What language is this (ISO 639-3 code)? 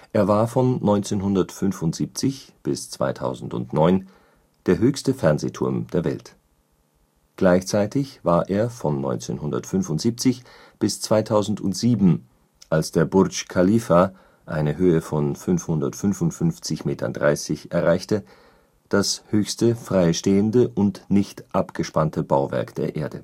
deu